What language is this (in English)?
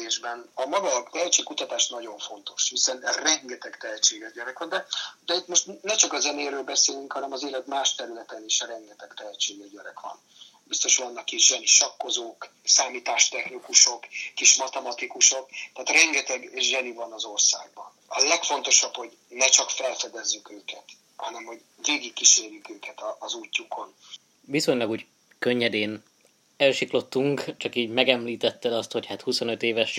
Hungarian